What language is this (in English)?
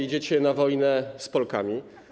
Polish